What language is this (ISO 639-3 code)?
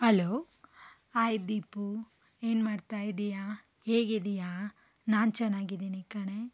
kan